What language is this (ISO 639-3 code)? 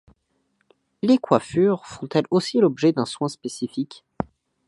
fra